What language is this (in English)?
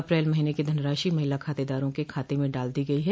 Hindi